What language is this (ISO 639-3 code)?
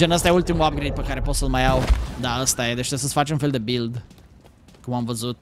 ron